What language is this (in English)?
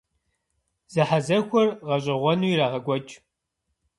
Kabardian